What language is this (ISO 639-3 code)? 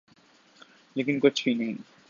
urd